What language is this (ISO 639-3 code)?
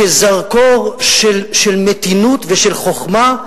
heb